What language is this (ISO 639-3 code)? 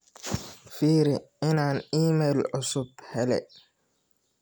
som